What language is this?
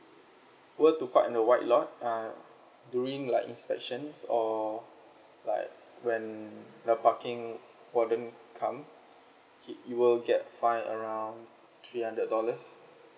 English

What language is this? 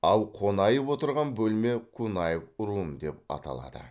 Kazakh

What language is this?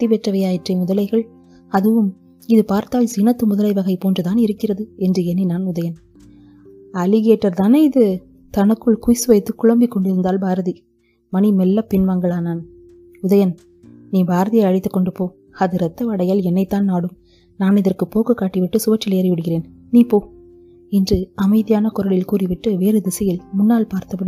Tamil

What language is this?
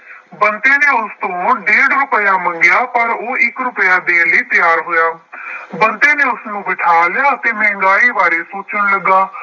Punjabi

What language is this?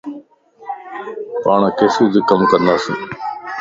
Lasi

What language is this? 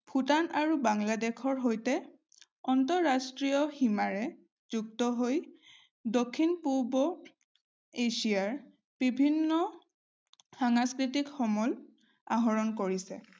Assamese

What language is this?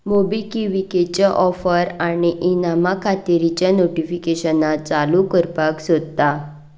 Konkani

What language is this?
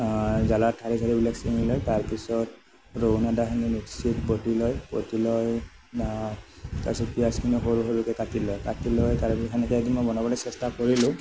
Assamese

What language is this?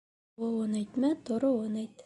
Bashkir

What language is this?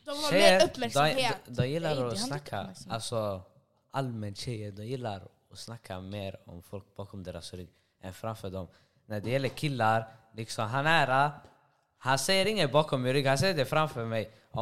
Swedish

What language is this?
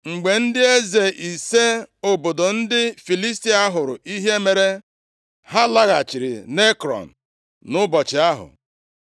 Igbo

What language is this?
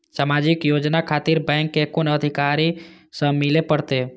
Maithili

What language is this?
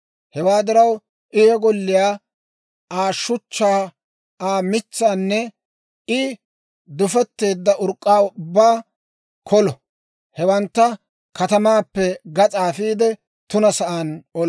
Dawro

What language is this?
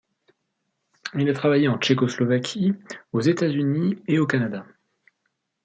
French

